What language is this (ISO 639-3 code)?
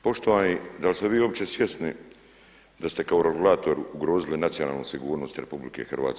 hrv